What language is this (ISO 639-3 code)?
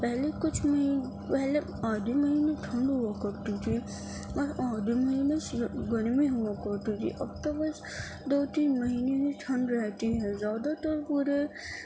urd